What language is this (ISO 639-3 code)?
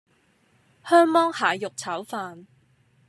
yue